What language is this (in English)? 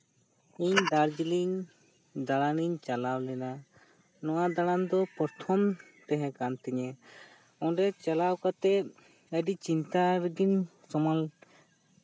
Santali